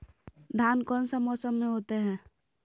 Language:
Magahi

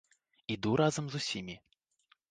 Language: Belarusian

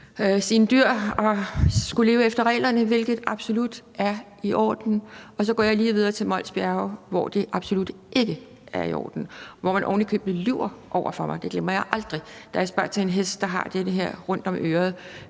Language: Danish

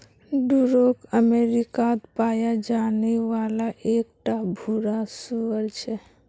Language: Magahi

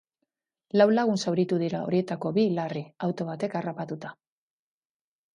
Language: Basque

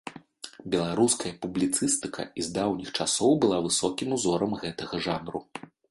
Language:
Belarusian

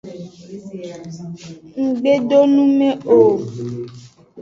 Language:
Aja (Benin)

